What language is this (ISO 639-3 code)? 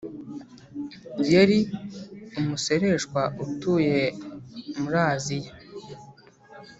kin